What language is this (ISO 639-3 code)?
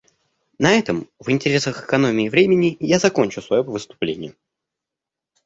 rus